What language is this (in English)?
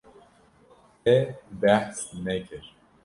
Kurdish